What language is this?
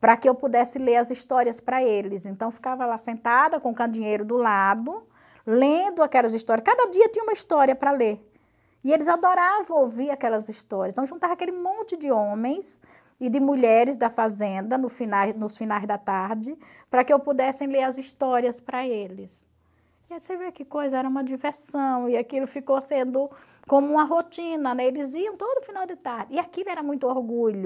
Portuguese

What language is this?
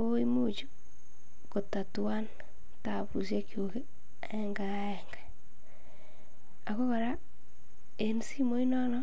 Kalenjin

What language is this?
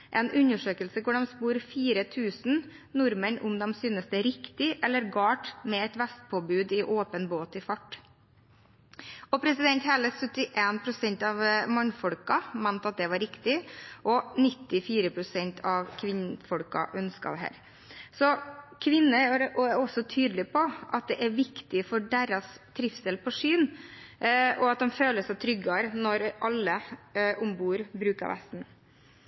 Norwegian Bokmål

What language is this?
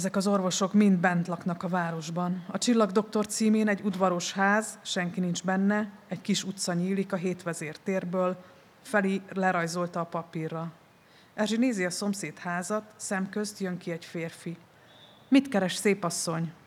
Hungarian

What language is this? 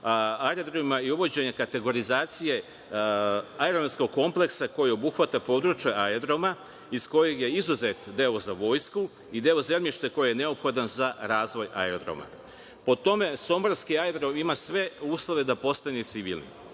Serbian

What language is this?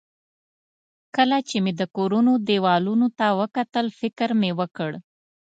Pashto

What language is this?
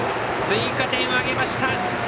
Japanese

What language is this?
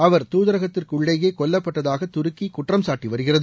Tamil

